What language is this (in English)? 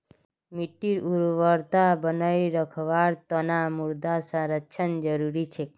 Magahi